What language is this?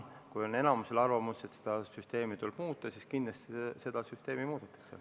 Estonian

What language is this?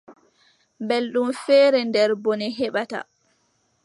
Adamawa Fulfulde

